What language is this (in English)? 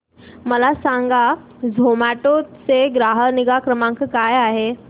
Marathi